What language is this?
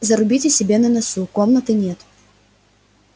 Russian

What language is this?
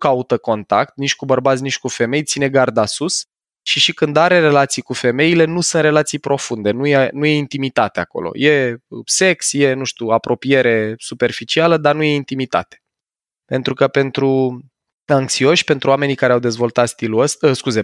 Romanian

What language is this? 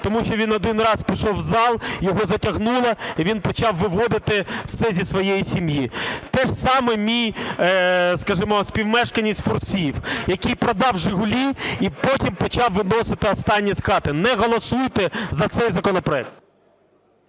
Ukrainian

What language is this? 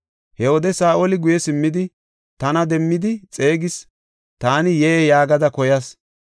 Gofa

